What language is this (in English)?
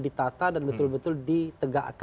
Indonesian